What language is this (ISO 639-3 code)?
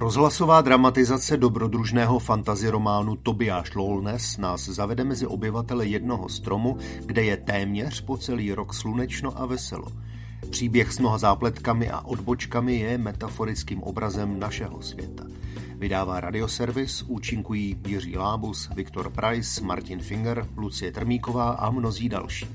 ces